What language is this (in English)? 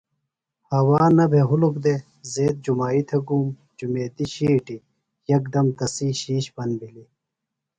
Phalura